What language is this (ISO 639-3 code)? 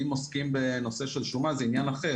heb